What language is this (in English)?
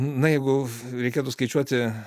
Lithuanian